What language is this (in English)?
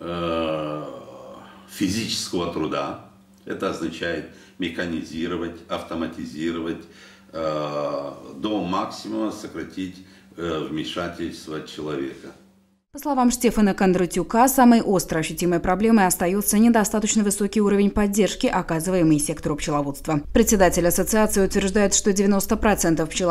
Russian